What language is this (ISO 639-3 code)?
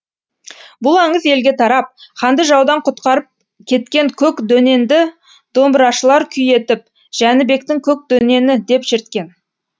kaz